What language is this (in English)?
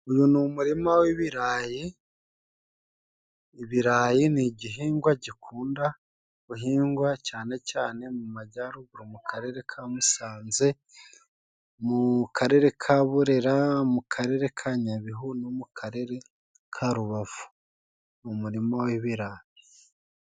Kinyarwanda